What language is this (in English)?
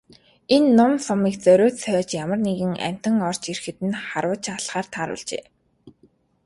Mongolian